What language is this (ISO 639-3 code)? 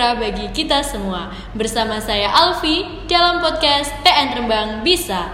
ind